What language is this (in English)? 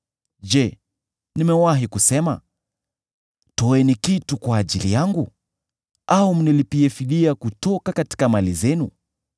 Swahili